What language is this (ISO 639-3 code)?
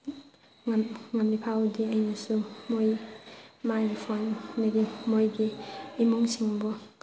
mni